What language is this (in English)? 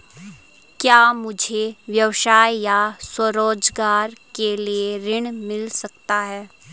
Hindi